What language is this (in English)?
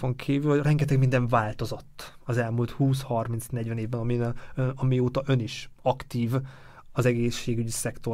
Hungarian